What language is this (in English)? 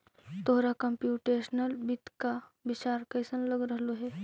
Magahi